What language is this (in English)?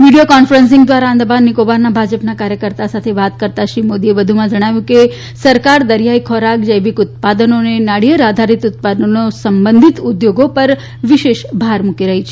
Gujarati